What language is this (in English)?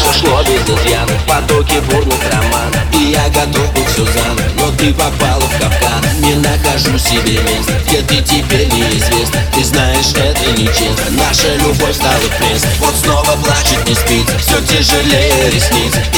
Russian